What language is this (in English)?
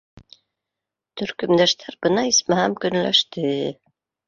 Bashkir